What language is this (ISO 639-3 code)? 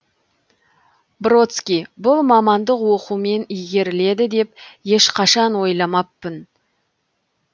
kaz